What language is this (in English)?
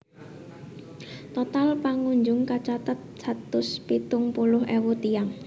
Javanese